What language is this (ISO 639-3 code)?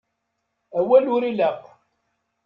kab